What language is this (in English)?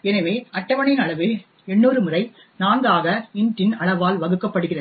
Tamil